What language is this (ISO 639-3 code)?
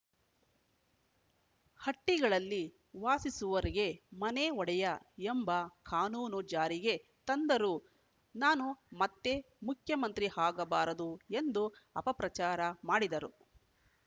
kan